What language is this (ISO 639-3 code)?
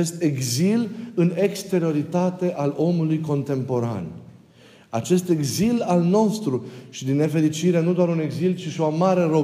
ron